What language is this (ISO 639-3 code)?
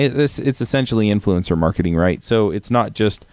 eng